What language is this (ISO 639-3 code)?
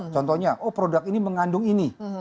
ind